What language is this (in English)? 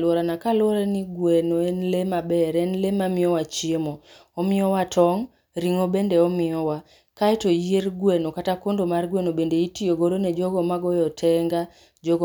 Luo (Kenya and Tanzania)